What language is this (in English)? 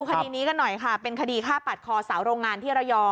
Thai